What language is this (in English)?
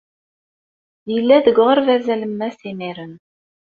Kabyle